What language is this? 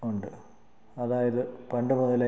Malayalam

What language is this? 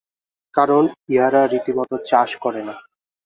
Bangla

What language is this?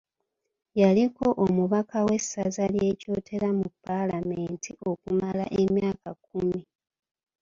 Ganda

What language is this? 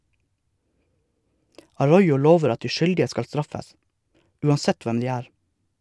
Norwegian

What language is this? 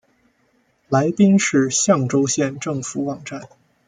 Chinese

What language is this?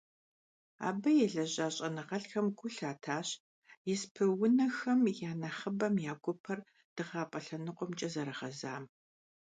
Kabardian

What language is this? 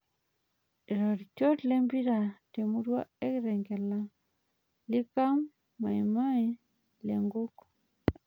Masai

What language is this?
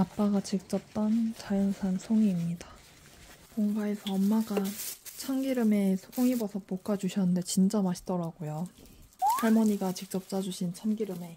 Korean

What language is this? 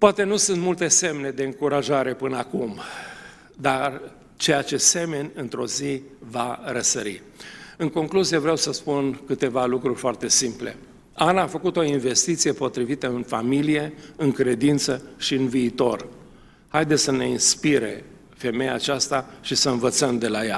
Romanian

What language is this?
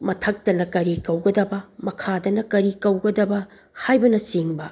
Manipuri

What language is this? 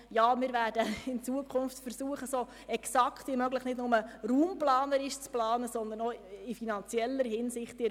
Swiss German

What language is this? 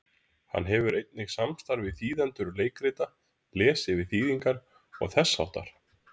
Icelandic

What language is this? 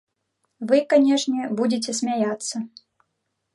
Belarusian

